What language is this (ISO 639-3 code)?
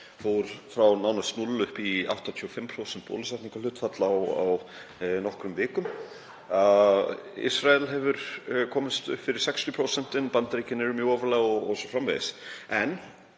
isl